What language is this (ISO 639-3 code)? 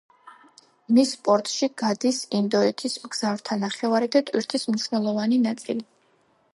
kat